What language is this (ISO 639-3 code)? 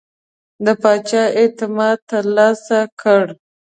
pus